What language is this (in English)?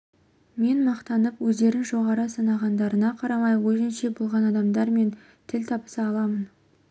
Kazakh